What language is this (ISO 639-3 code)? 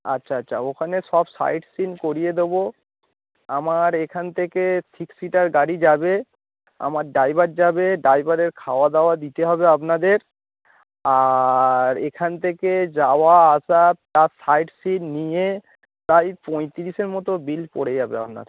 ben